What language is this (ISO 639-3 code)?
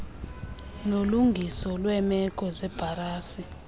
xho